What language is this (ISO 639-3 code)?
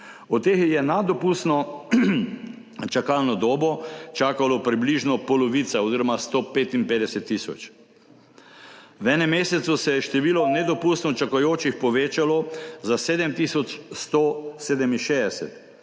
slv